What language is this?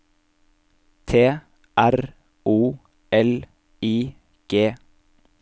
Norwegian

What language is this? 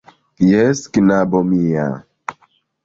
Esperanto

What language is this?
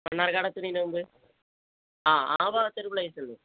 Malayalam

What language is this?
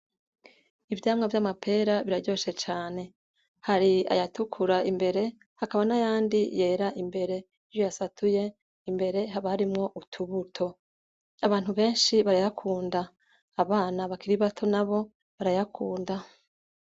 Rundi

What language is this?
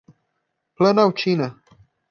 Portuguese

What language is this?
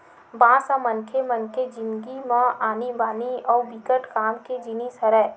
Chhattisgarhi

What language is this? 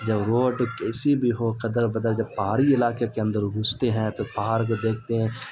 Urdu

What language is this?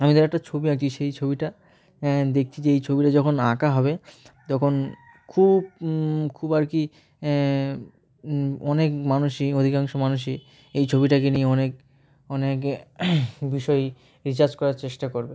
Bangla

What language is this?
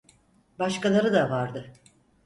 Turkish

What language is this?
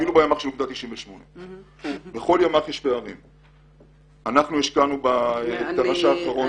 Hebrew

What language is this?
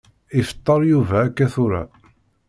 Kabyle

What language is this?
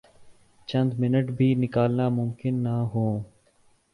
Urdu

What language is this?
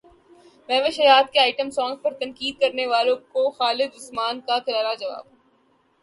Urdu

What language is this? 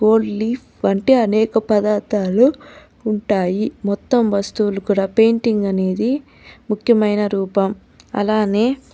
Telugu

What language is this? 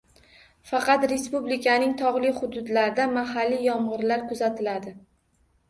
Uzbek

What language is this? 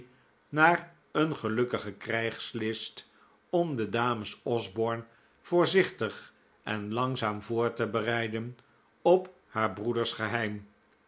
Dutch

